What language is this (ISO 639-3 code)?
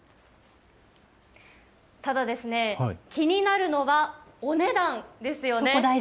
jpn